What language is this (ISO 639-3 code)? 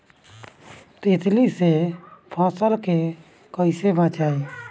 bho